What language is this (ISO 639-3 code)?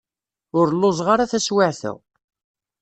kab